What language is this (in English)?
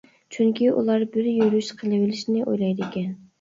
Uyghur